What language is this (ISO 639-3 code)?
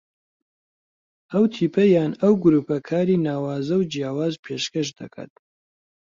ckb